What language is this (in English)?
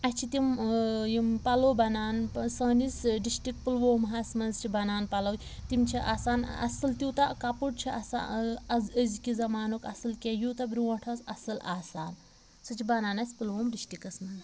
Kashmiri